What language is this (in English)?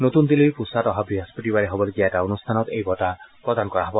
Assamese